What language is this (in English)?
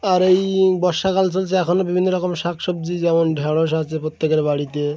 Bangla